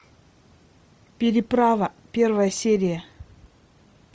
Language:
Russian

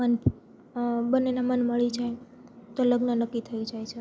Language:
Gujarati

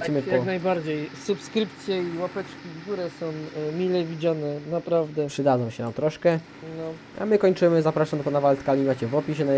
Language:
Polish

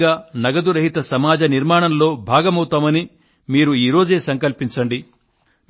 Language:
Telugu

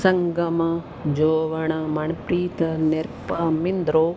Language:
Punjabi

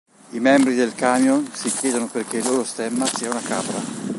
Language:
Italian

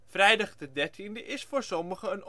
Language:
Dutch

